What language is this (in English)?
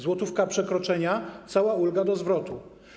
Polish